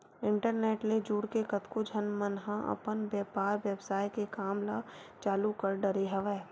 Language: Chhattisgarhi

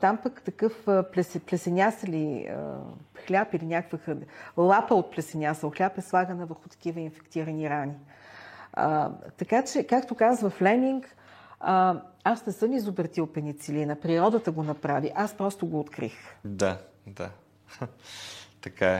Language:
Bulgarian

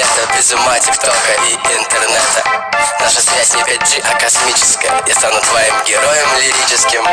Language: Russian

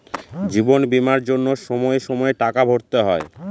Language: Bangla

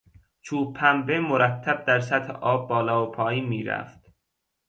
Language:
Persian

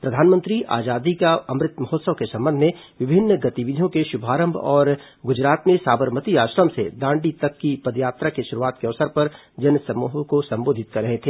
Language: Hindi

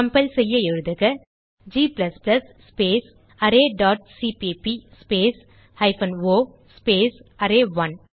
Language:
Tamil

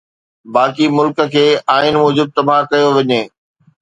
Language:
Sindhi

